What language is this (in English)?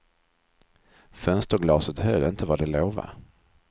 Swedish